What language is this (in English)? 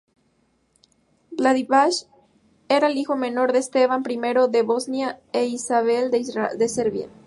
Spanish